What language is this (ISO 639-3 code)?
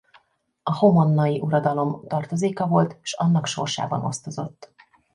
hun